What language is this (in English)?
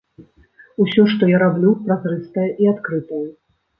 Belarusian